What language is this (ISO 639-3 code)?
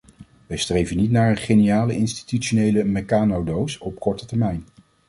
nld